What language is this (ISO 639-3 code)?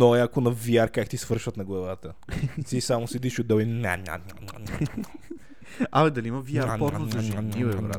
bul